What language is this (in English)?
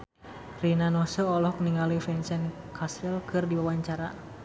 Sundanese